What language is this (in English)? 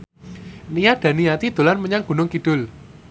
Javanese